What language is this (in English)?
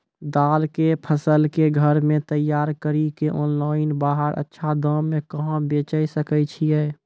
Maithili